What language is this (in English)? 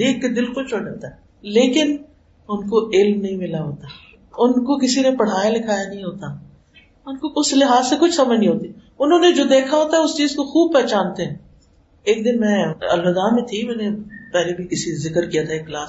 Urdu